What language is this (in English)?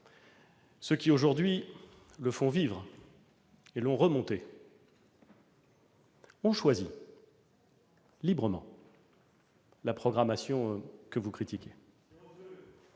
French